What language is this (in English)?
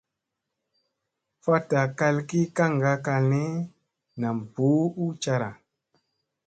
Musey